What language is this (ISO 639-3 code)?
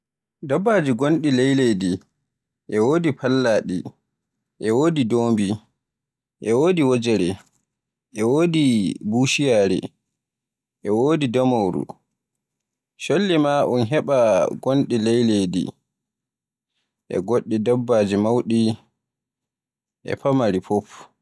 fue